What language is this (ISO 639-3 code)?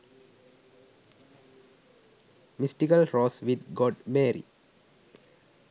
sin